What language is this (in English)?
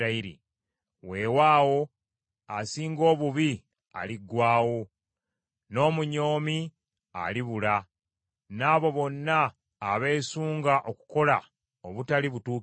Ganda